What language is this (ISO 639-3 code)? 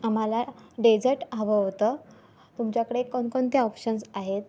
mar